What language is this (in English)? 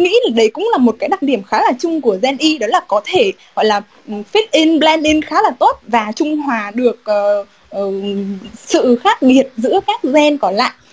Vietnamese